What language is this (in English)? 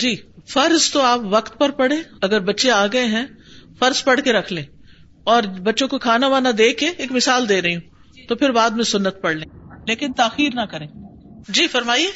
Urdu